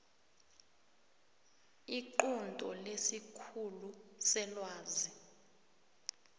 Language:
South Ndebele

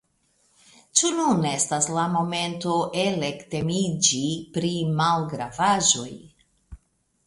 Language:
Esperanto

